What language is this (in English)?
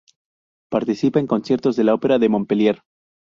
Spanish